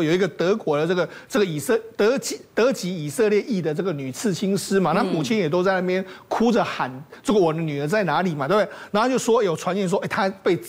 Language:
Chinese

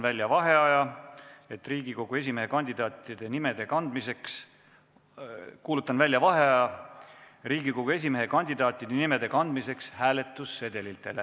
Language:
Estonian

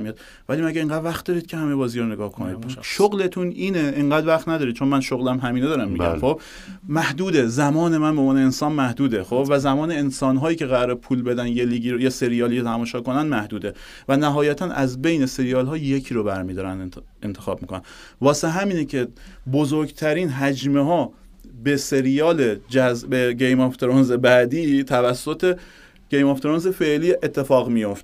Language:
Persian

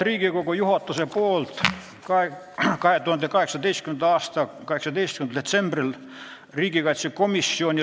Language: Estonian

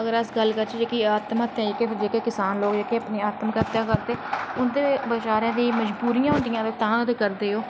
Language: Dogri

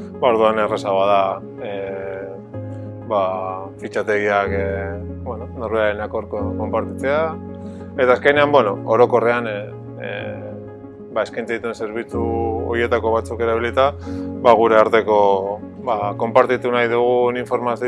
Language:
Basque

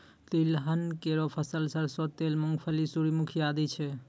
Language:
Maithili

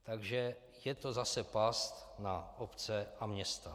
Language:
Czech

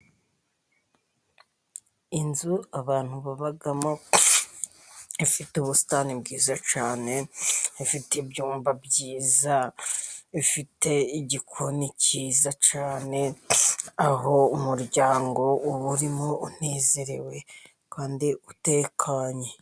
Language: Kinyarwanda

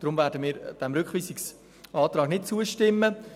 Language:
Swiss German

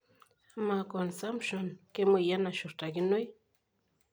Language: Masai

